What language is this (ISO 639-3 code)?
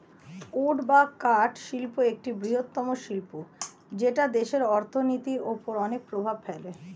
ben